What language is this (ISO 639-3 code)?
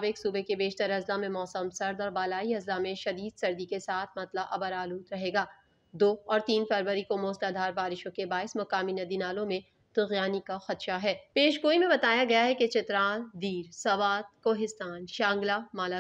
hin